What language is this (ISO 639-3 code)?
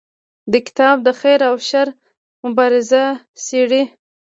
pus